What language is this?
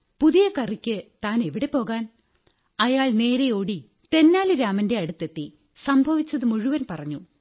Malayalam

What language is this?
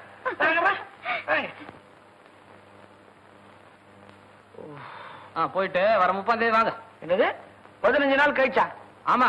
Indonesian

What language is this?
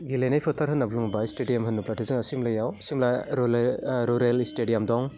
Bodo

